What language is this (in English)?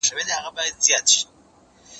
Pashto